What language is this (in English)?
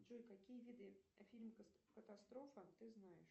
Russian